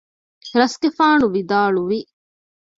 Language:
Divehi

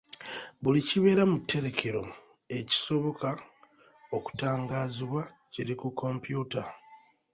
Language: Ganda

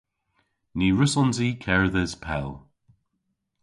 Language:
Cornish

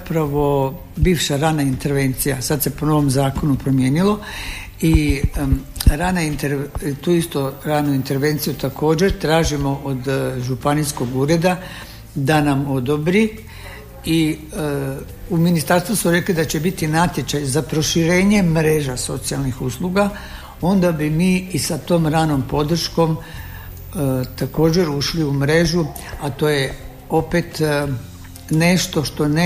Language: Croatian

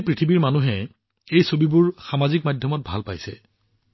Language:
Assamese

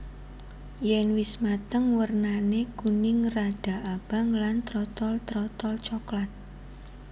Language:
Javanese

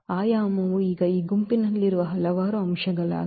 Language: Kannada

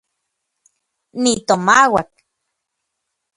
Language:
Orizaba Nahuatl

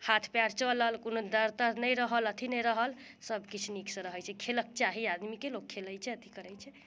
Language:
Maithili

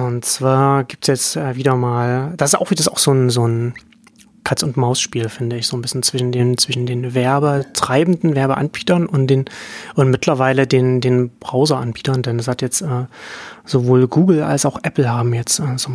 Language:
German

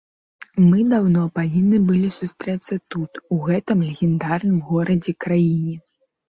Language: Belarusian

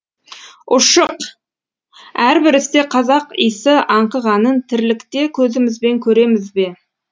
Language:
Kazakh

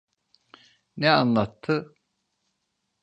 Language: Turkish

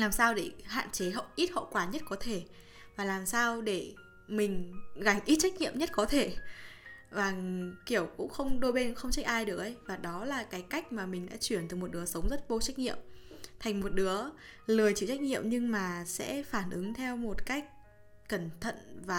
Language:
Vietnamese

